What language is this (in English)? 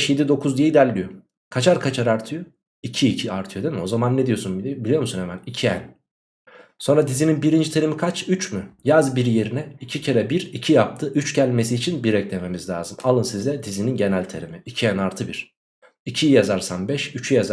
Turkish